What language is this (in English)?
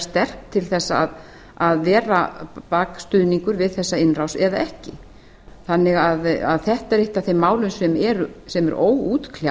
Icelandic